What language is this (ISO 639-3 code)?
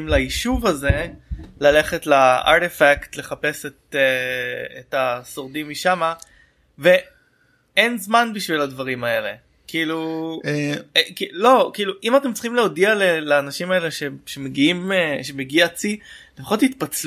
heb